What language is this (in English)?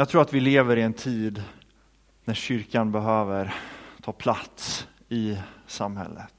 Swedish